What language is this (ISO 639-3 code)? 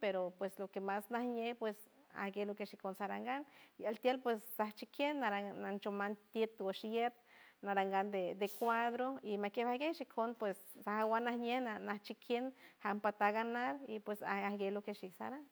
hue